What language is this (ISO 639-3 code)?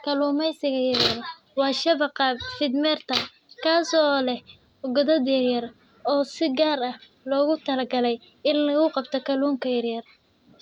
som